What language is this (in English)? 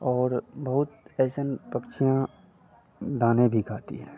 Hindi